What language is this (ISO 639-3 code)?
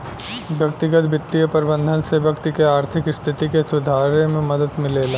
bho